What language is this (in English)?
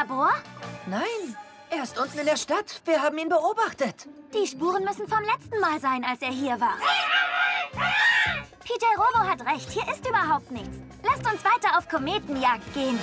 German